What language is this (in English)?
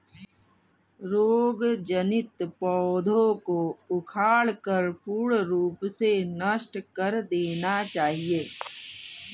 Hindi